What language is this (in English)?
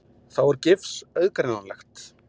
Icelandic